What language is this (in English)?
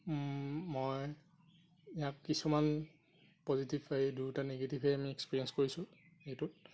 Assamese